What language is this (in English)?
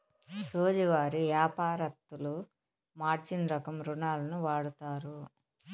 Telugu